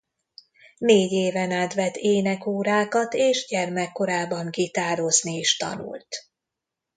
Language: Hungarian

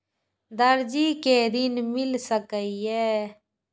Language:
Maithili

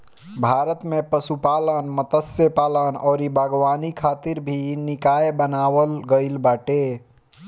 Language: Bhojpuri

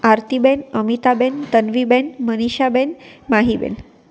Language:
Gujarati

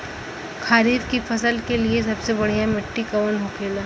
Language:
Bhojpuri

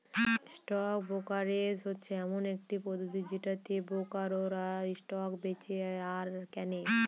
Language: Bangla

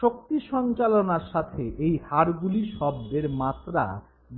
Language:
Bangla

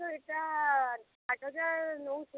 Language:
Odia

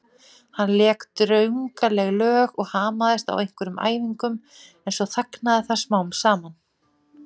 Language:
Icelandic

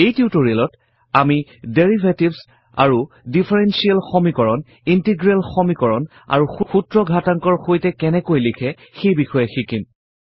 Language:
Assamese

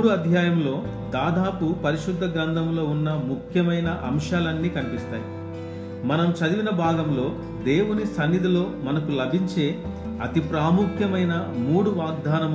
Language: Telugu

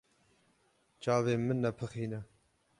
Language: Kurdish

